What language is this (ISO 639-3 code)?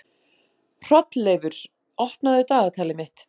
isl